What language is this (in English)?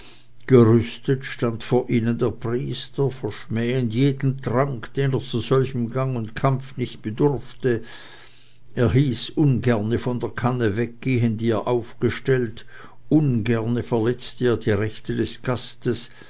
German